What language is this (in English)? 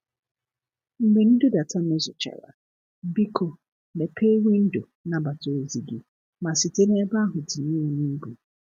Igbo